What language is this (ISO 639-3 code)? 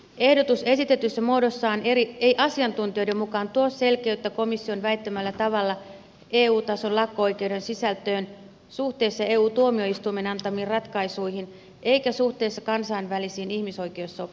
fin